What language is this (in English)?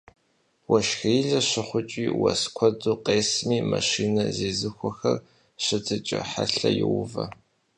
Kabardian